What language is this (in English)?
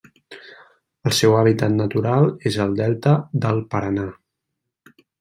Catalan